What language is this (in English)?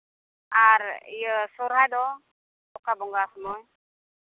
Santali